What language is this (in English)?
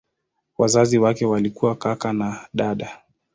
Swahili